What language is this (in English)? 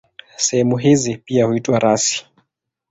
Swahili